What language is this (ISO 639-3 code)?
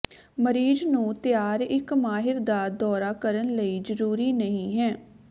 pan